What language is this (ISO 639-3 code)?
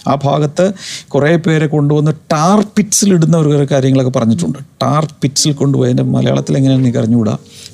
mal